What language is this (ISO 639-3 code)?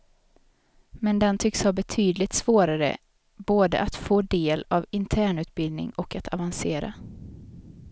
swe